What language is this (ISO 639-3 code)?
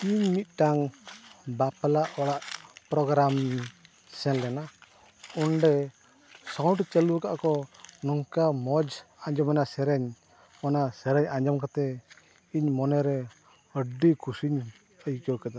sat